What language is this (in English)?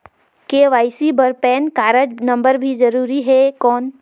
Chhattisgarhi